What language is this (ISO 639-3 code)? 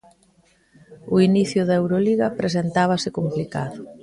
glg